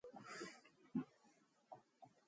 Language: Mongolian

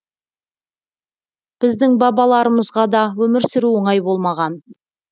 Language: Kazakh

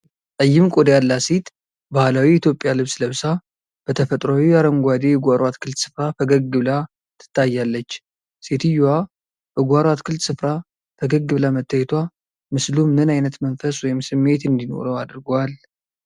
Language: Amharic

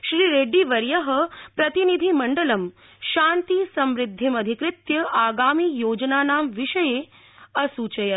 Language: Sanskrit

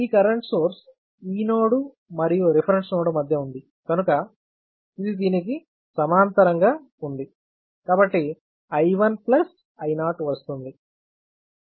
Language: Telugu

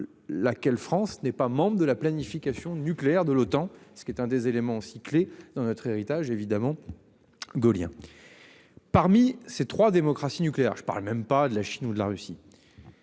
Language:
French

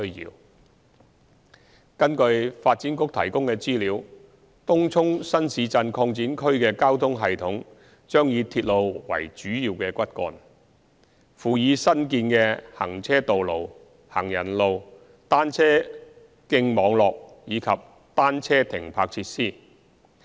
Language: Cantonese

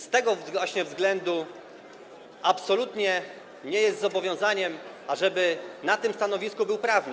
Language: Polish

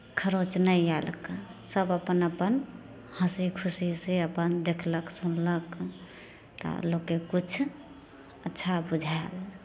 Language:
Maithili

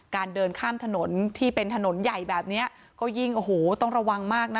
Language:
Thai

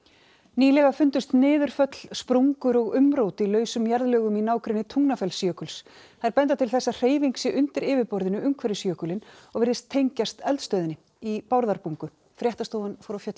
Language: Icelandic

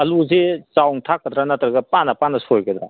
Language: Manipuri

